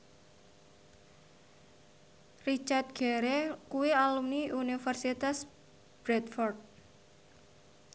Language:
Javanese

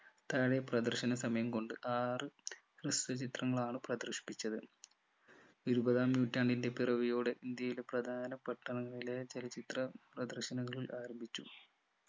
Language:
Malayalam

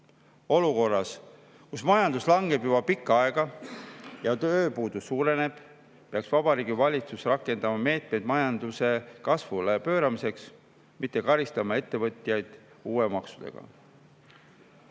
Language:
Estonian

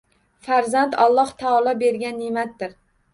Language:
Uzbek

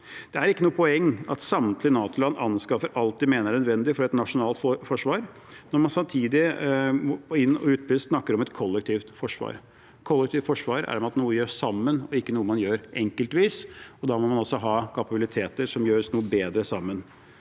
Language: Norwegian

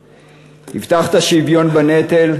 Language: Hebrew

